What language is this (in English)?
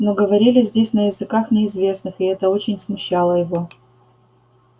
Russian